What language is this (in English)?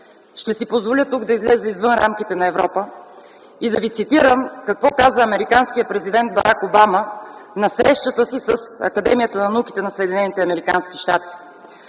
Bulgarian